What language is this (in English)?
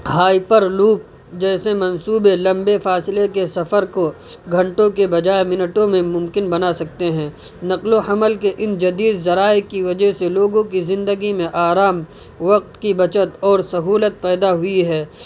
Urdu